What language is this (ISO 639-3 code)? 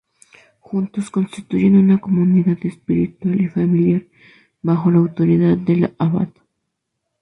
spa